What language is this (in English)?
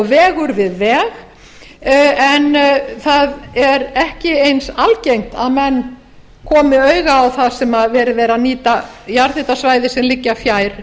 Icelandic